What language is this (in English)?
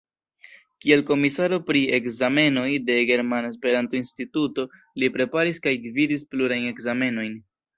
Esperanto